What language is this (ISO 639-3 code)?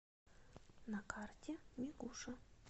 rus